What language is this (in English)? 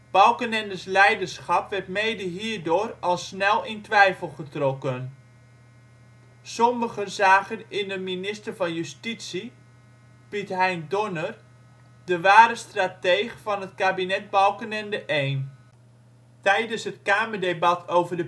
Dutch